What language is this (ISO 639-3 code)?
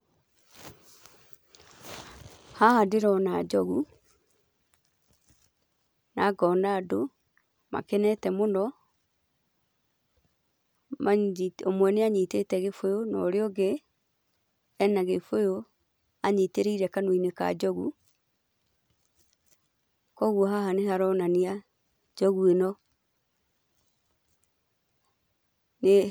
kik